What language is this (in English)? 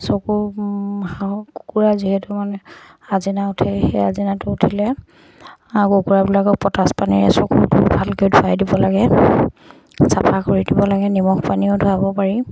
Assamese